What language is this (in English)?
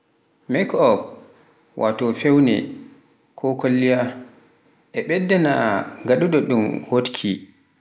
Pular